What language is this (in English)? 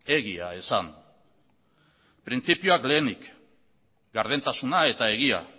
Basque